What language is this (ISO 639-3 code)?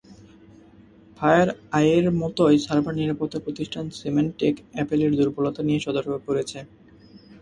ben